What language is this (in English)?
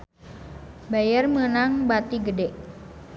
Sundanese